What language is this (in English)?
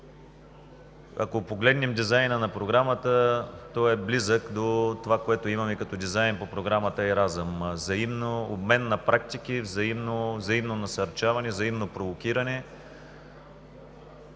Bulgarian